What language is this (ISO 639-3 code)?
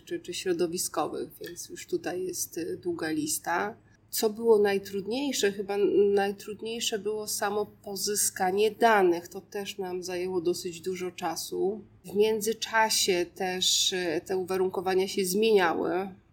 pol